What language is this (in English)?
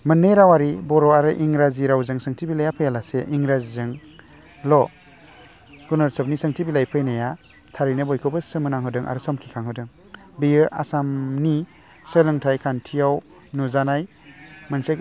Bodo